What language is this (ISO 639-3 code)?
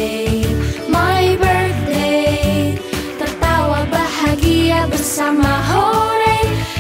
ind